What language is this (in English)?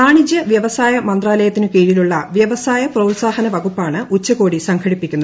Malayalam